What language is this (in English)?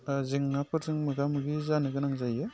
Bodo